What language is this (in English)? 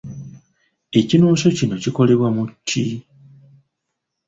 Ganda